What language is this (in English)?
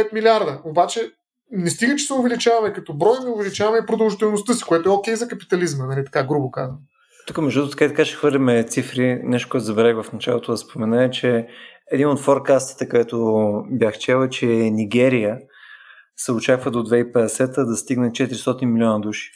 Bulgarian